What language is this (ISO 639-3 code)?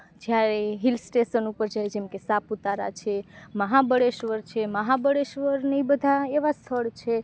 guj